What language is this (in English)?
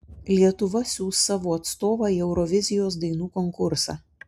Lithuanian